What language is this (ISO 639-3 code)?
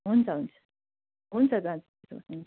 nep